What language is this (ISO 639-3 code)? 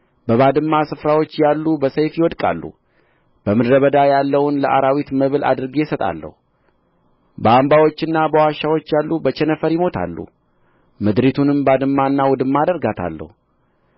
amh